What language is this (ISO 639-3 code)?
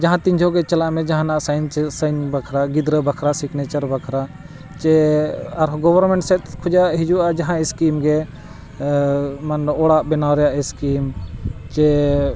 sat